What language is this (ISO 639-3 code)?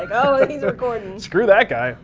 eng